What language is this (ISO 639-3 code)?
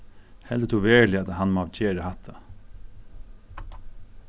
fao